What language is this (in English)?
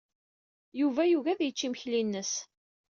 Kabyle